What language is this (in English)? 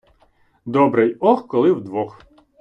Ukrainian